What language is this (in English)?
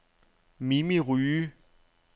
Danish